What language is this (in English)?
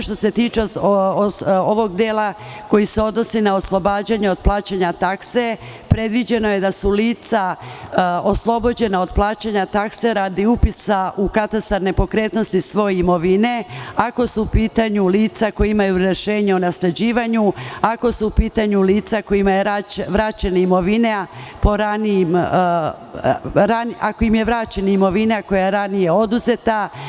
Serbian